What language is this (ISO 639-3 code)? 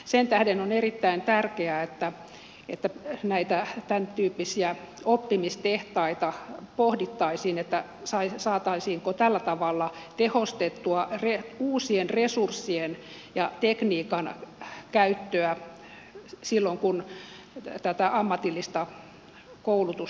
fin